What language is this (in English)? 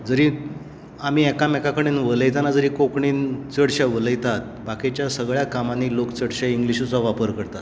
Konkani